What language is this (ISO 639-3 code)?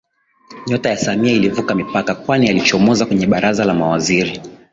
swa